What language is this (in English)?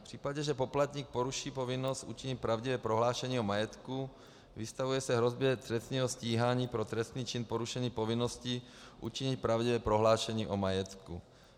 Czech